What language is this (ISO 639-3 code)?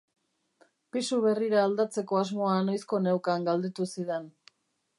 eus